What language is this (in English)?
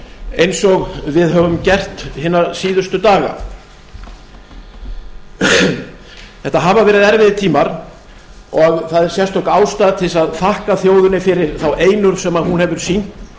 Icelandic